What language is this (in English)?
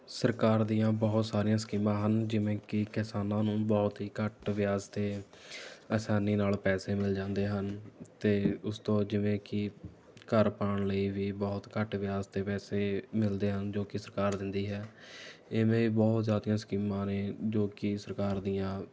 Punjabi